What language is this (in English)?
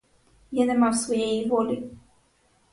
Ukrainian